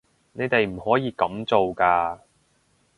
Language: Cantonese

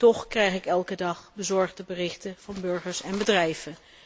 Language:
Dutch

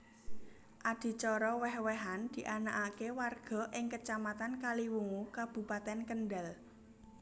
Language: Javanese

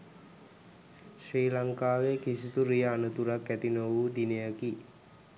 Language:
Sinhala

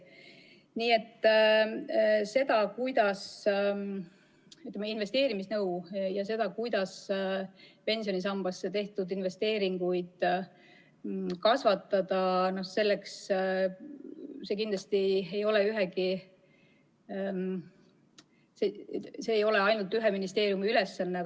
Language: Estonian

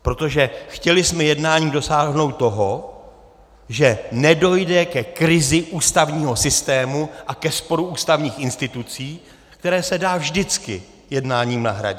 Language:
Czech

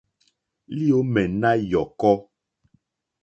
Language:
Mokpwe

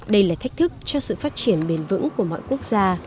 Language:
Vietnamese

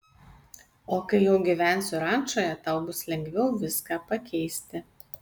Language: Lithuanian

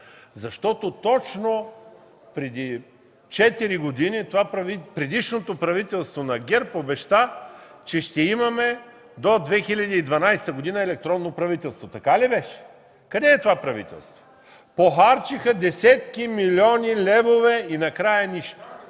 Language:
Bulgarian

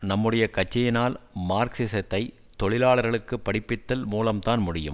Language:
Tamil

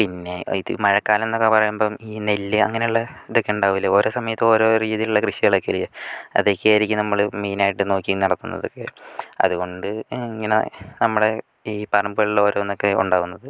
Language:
Malayalam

